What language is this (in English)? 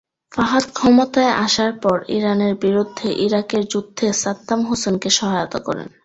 Bangla